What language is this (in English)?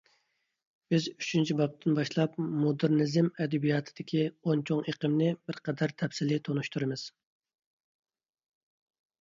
Uyghur